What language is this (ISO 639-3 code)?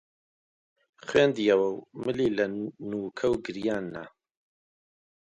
ckb